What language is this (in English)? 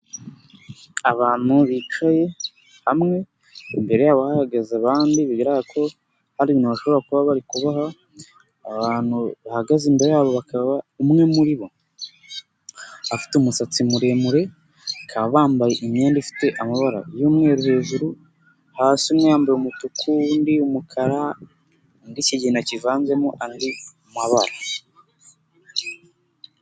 Kinyarwanda